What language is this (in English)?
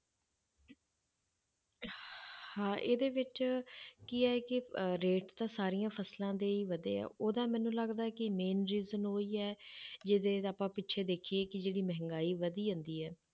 Punjabi